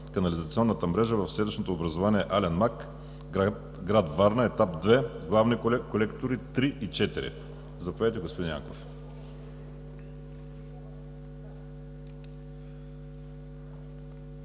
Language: Bulgarian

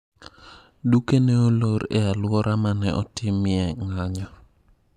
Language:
Luo (Kenya and Tanzania)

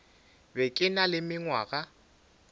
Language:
Northern Sotho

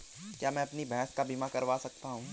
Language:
Hindi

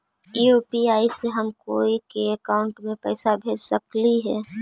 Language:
Magahi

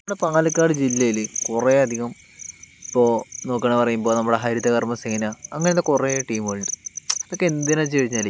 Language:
Malayalam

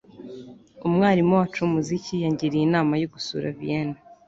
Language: Kinyarwanda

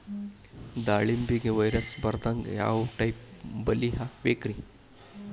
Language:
Kannada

